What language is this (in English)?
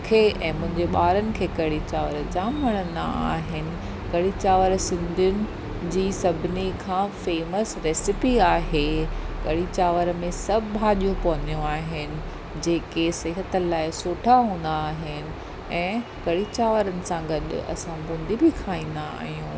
Sindhi